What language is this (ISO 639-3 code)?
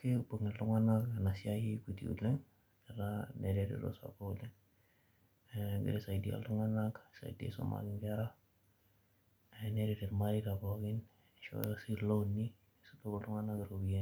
mas